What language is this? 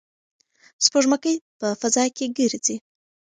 Pashto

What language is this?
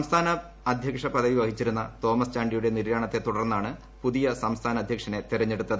Malayalam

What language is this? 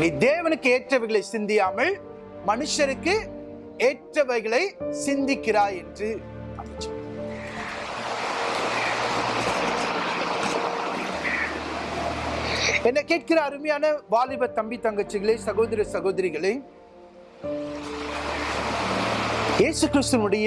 Tamil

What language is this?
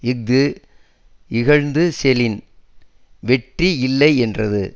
Tamil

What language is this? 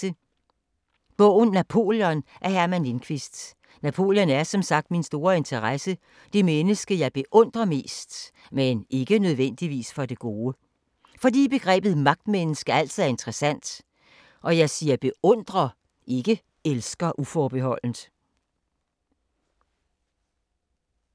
Danish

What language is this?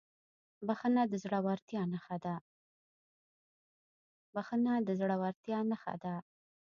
Pashto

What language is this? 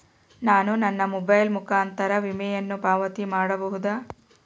Kannada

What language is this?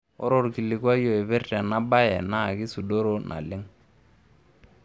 Masai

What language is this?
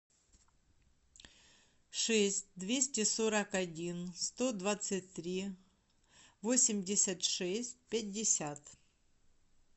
Russian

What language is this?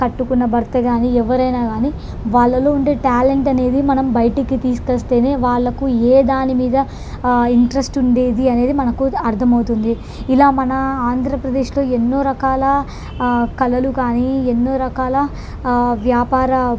Telugu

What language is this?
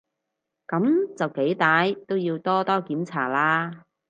Cantonese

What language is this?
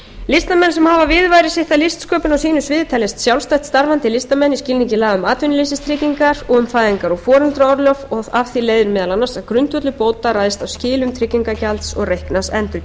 Icelandic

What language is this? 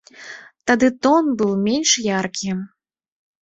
Belarusian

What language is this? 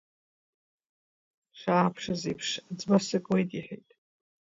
Abkhazian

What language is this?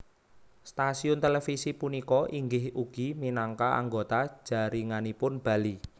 Javanese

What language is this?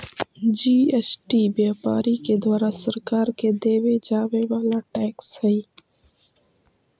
Magahi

